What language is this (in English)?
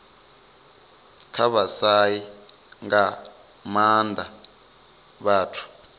Venda